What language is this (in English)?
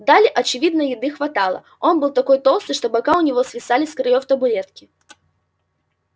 Russian